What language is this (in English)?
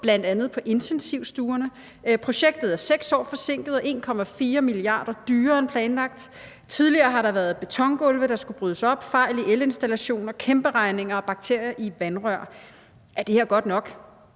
Danish